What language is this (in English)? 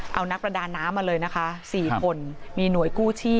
Thai